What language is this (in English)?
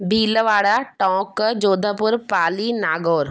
Sindhi